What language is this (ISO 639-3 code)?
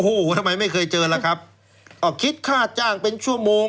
tha